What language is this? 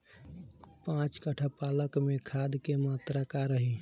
Bhojpuri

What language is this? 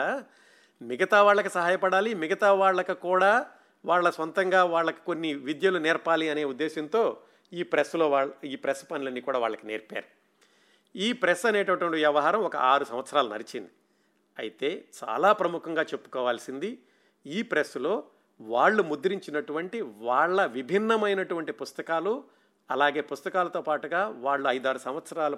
Telugu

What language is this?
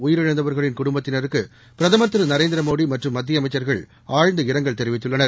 Tamil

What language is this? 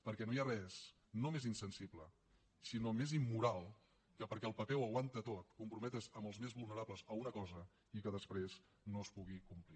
Catalan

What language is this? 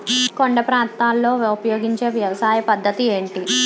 Telugu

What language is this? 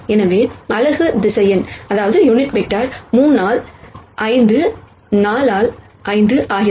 Tamil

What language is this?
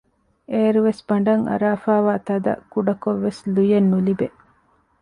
Divehi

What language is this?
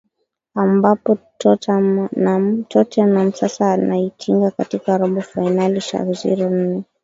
Swahili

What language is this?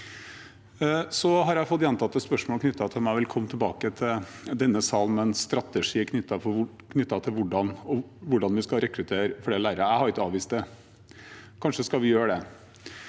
Norwegian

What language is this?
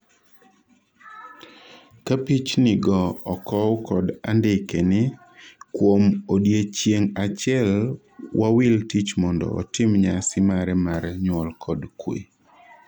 Luo (Kenya and Tanzania)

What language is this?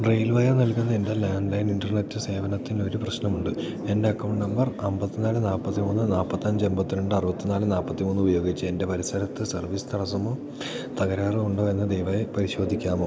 Malayalam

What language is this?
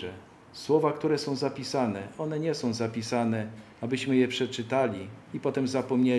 Polish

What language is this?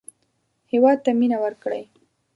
Pashto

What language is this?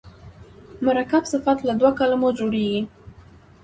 Pashto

